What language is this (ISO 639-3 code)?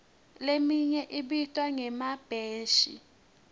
ssw